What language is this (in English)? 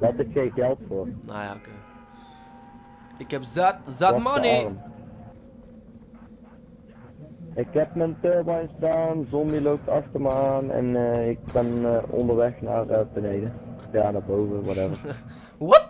Dutch